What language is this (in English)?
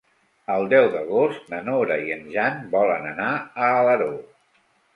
Catalan